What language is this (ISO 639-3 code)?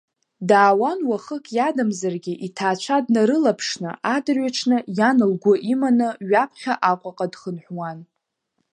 abk